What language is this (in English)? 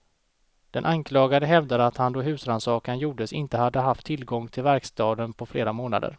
Swedish